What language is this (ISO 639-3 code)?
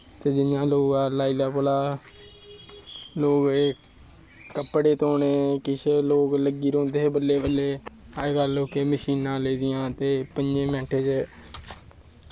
doi